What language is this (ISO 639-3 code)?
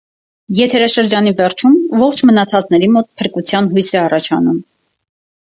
hye